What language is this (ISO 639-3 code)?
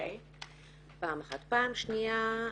heb